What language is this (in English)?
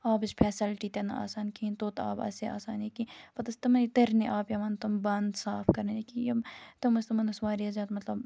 Kashmiri